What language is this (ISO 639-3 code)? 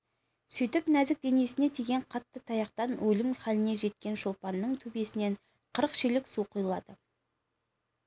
kaz